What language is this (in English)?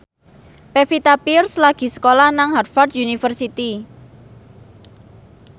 Javanese